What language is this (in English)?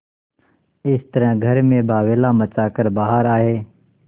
Hindi